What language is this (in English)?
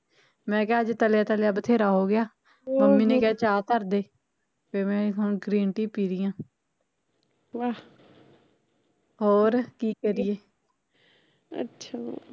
Punjabi